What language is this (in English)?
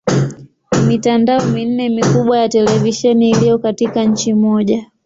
Swahili